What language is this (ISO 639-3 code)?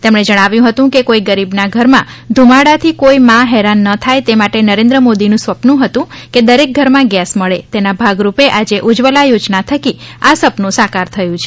guj